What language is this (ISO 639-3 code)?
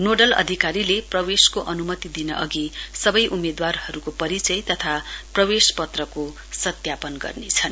nep